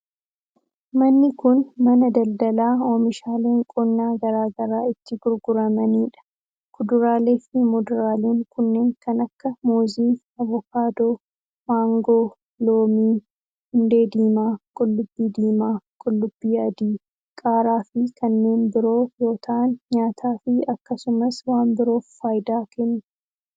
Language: Oromo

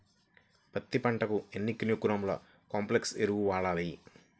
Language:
Telugu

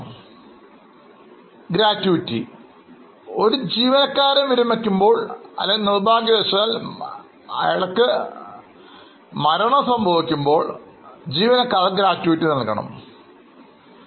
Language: Malayalam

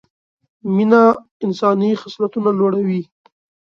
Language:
Pashto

